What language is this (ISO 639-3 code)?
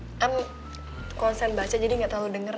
ind